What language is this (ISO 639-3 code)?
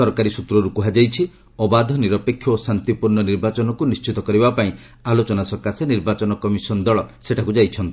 ori